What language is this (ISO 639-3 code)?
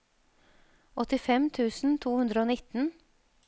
nor